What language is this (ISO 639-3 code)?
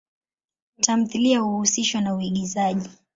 swa